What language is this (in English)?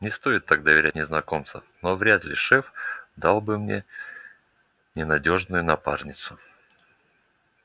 Russian